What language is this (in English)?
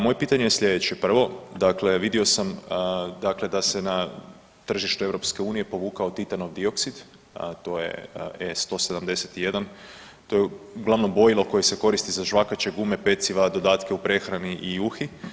Croatian